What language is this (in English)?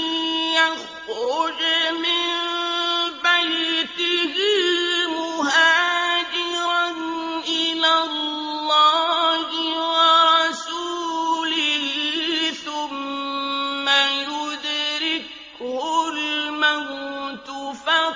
Arabic